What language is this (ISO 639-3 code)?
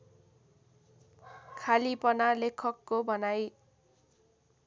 nep